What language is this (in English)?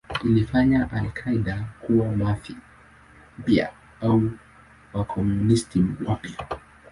Swahili